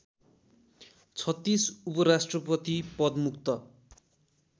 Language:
Nepali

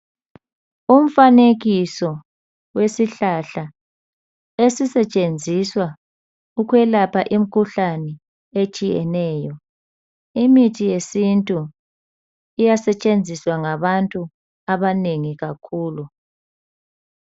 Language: North Ndebele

